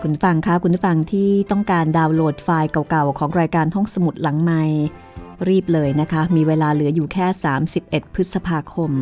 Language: Thai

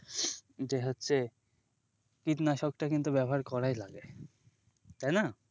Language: Bangla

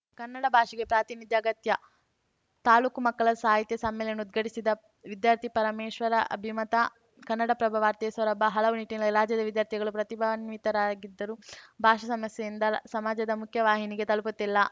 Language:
Kannada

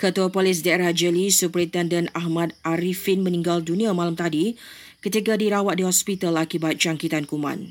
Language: Malay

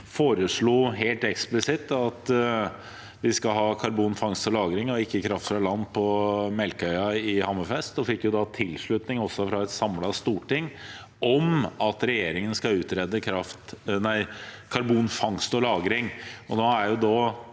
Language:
Norwegian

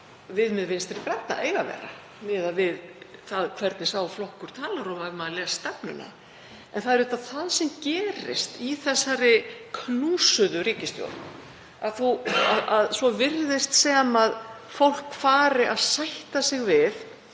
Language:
Icelandic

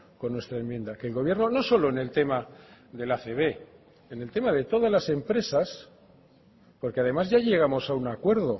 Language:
Spanish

